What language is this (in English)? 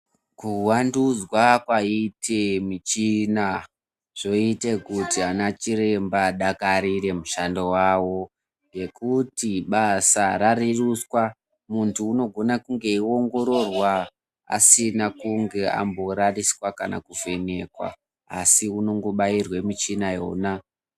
Ndau